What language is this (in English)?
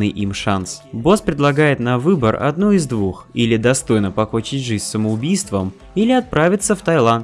Russian